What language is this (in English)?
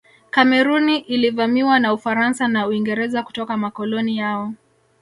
Swahili